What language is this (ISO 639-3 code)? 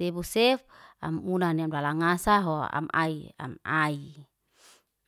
ste